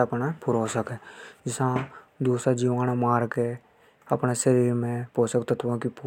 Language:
Hadothi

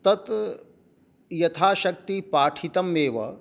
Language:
Sanskrit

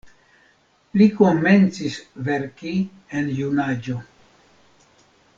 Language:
Esperanto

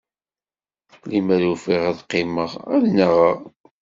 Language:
Kabyle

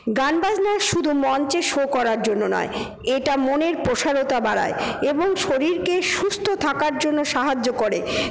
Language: Bangla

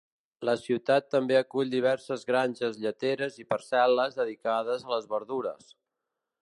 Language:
Catalan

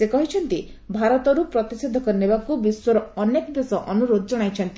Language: Odia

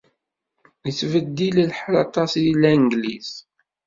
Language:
Kabyle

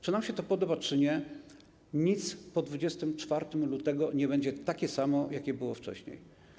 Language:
Polish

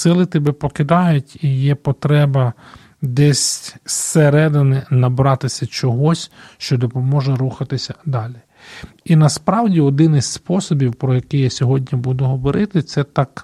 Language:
Ukrainian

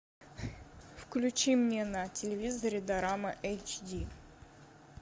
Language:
Russian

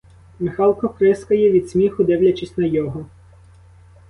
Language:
Ukrainian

